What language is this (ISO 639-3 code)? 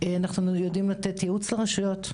heb